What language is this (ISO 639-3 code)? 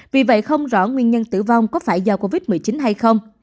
vie